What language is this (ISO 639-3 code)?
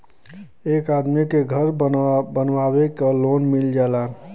bho